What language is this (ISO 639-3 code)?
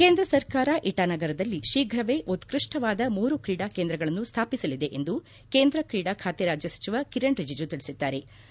kan